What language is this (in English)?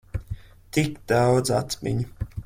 Latvian